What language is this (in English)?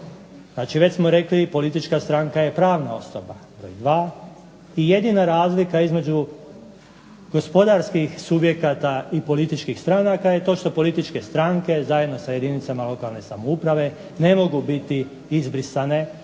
Croatian